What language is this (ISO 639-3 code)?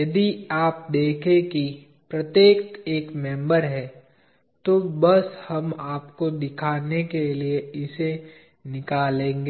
hin